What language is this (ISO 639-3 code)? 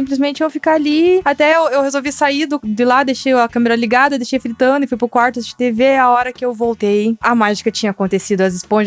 por